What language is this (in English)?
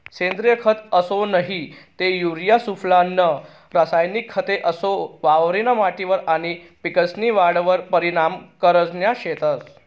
Marathi